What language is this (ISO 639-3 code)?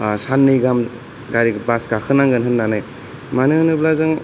brx